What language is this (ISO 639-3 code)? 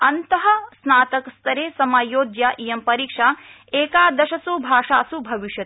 san